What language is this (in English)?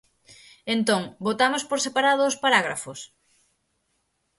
Galician